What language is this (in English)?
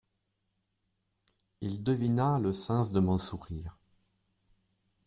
French